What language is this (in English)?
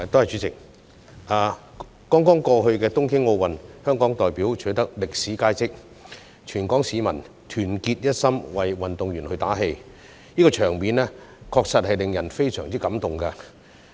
Cantonese